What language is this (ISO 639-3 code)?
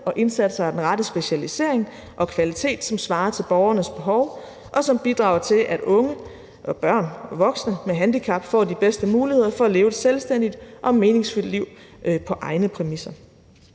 dan